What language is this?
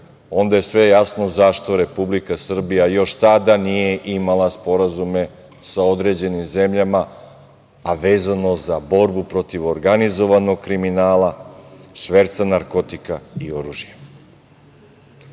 Serbian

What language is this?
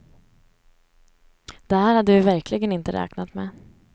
Swedish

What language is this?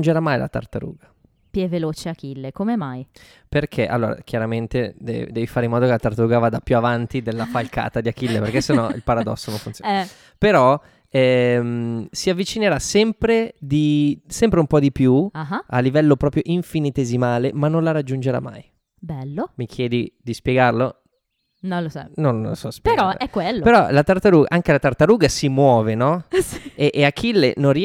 Italian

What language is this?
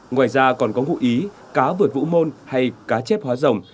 Vietnamese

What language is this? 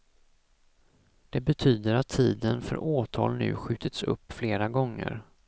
Swedish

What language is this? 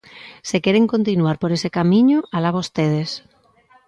Galician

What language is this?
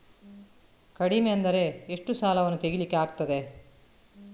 Kannada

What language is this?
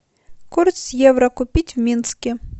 Russian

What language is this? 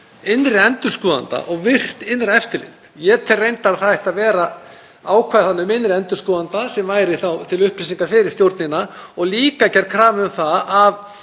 Icelandic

